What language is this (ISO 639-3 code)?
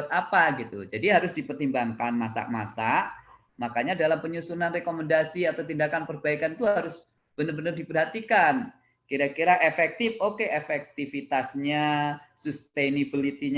ind